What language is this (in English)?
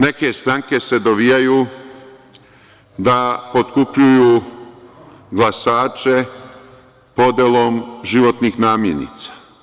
Serbian